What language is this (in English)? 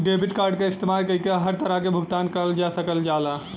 Bhojpuri